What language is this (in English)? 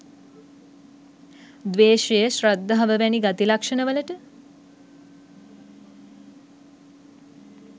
Sinhala